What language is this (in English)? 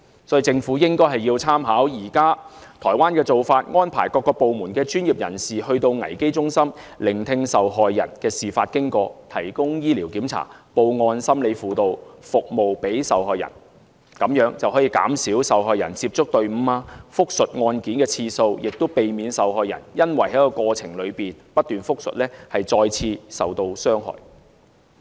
Cantonese